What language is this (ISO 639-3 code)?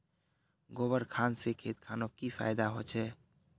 mag